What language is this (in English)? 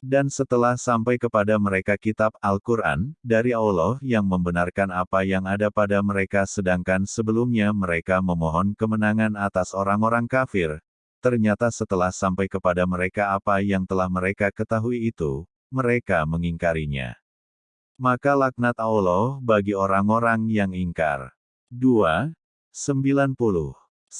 Indonesian